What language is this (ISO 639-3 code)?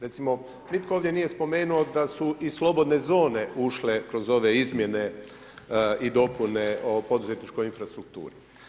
hrv